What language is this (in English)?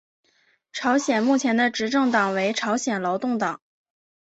Chinese